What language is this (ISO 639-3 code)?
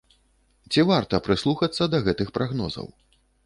bel